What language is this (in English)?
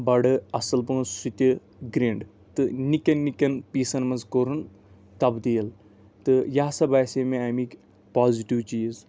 Kashmiri